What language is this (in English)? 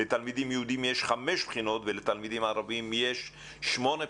Hebrew